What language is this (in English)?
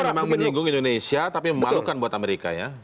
Indonesian